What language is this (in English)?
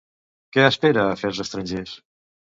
Catalan